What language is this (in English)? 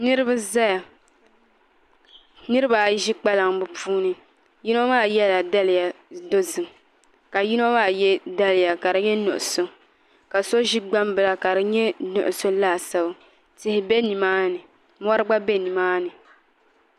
Dagbani